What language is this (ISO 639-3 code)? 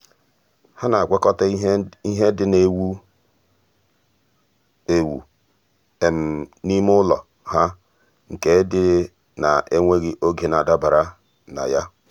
ibo